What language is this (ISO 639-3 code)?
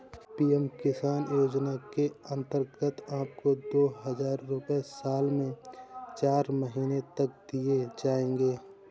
hin